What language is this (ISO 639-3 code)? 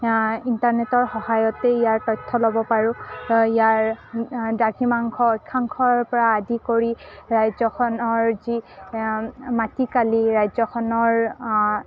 asm